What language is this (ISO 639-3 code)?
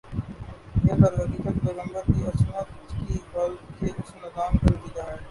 urd